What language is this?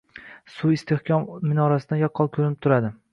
Uzbek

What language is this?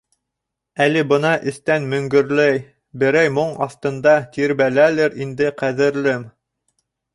Bashkir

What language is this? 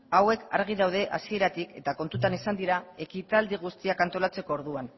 Basque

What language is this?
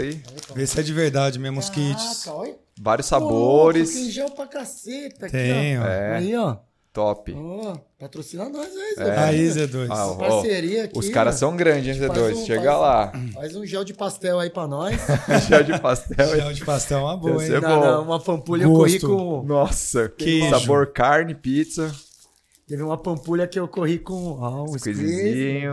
Portuguese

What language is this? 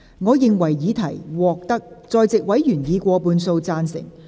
Cantonese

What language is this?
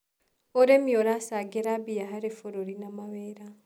Kikuyu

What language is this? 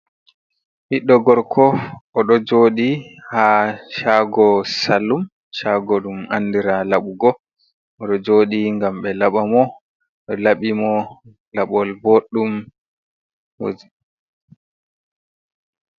Fula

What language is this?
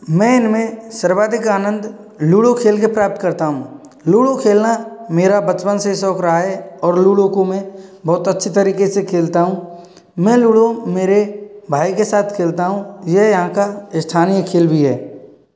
Hindi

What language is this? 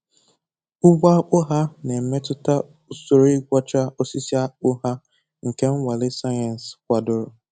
Igbo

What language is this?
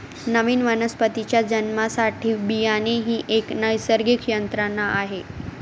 Marathi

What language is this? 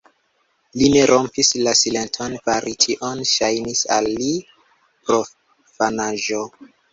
Esperanto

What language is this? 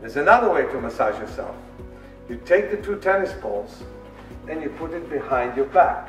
English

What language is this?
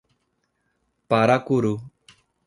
Portuguese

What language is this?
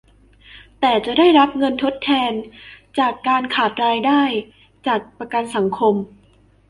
Thai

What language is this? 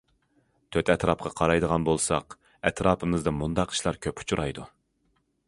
Uyghur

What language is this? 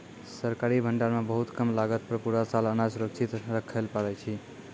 Maithili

